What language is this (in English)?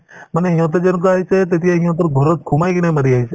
Assamese